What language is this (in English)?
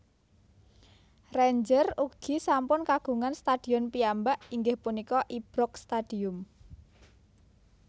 Javanese